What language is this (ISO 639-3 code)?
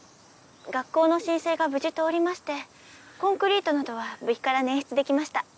jpn